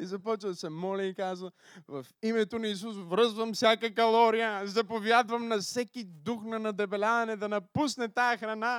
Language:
Bulgarian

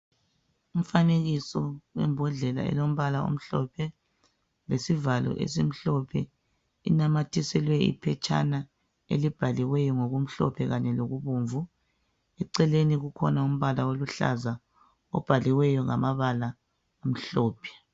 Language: North Ndebele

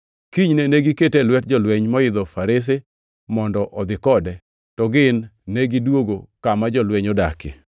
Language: Luo (Kenya and Tanzania)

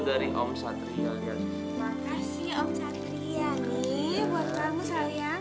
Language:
Indonesian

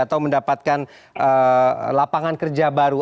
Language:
Indonesian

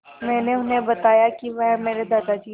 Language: Hindi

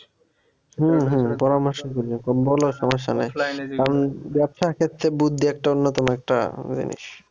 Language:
Bangla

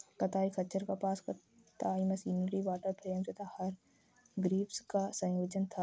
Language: Hindi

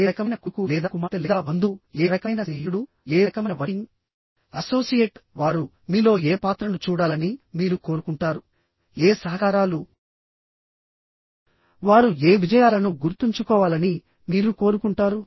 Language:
Telugu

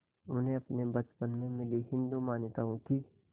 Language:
Hindi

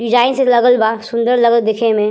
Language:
Bhojpuri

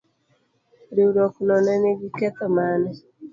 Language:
Luo (Kenya and Tanzania)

